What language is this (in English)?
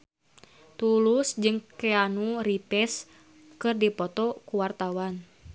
Sundanese